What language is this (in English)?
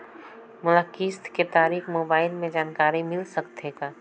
Chhattisgarhi